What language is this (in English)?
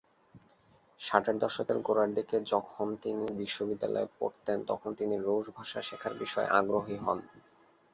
Bangla